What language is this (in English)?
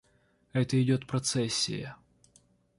Russian